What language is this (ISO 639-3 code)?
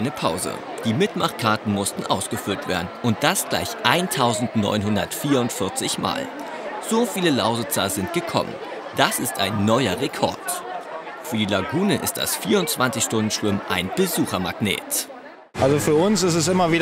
deu